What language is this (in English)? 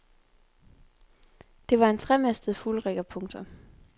Danish